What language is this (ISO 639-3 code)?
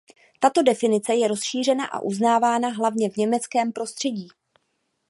ces